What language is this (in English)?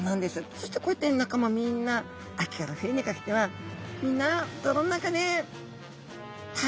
Japanese